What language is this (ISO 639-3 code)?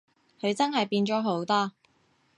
yue